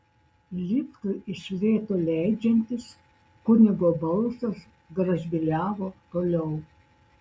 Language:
Lithuanian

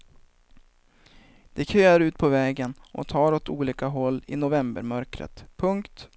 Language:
Swedish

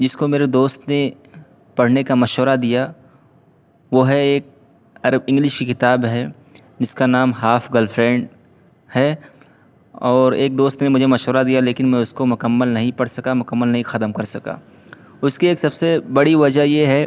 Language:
Urdu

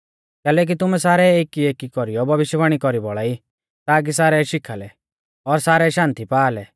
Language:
Mahasu Pahari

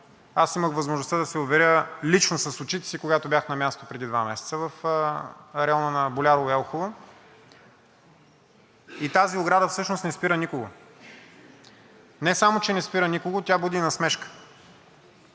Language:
Bulgarian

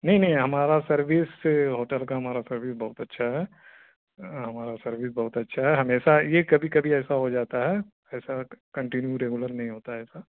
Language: Urdu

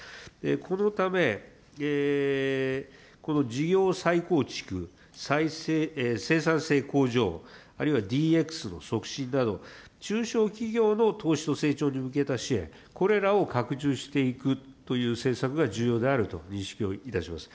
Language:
Japanese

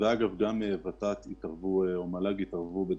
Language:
Hebrew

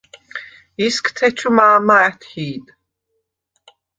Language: Svan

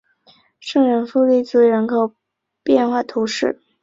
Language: Chinese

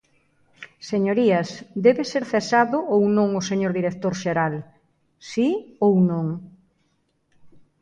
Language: Galician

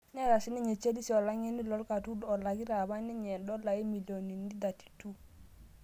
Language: Masai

